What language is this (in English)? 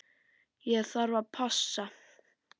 Icelandic